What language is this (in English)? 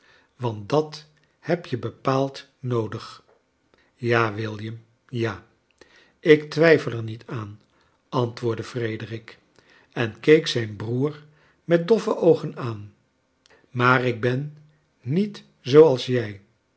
Dutch